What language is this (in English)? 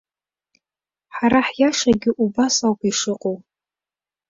Abkhazian